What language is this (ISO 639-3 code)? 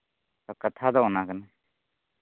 sat